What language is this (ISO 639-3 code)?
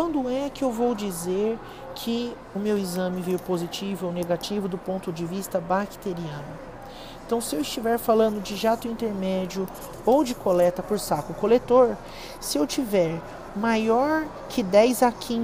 por